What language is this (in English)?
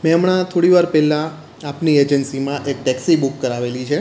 Gujarati